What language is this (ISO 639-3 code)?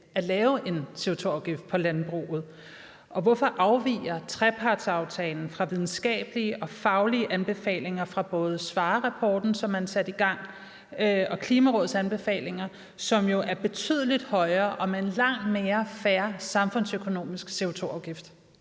dan